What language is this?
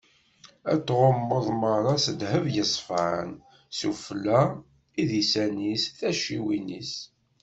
Kabyle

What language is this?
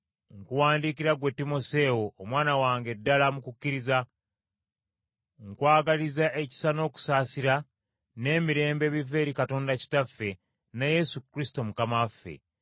Ganda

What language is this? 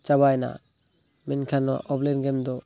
Santali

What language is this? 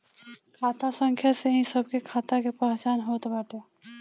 Bhojpuri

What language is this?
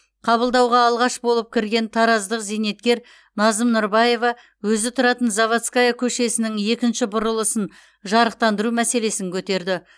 Kazakh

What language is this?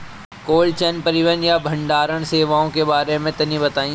Bhojpuri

